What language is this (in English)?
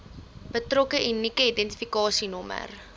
Afrikaans